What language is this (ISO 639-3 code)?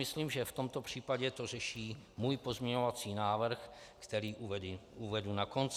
ces